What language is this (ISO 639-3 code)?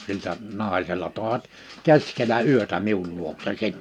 fin